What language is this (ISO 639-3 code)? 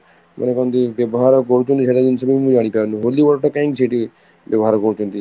ori